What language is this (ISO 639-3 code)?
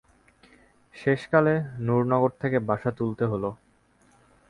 ben